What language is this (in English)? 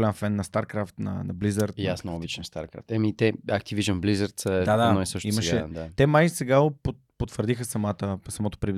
Bulgarian